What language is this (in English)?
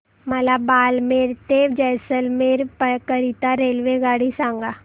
Marathi